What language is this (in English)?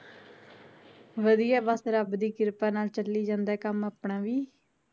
Punjabi